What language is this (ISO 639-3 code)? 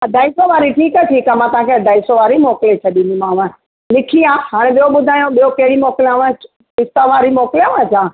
snd